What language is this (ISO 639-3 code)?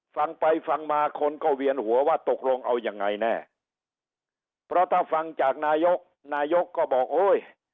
tha